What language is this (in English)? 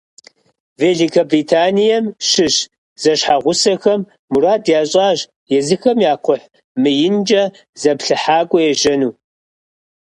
Kabardian